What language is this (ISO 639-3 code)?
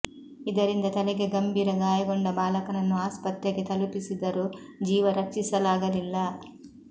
kan